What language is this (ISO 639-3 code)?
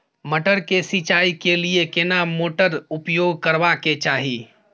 mai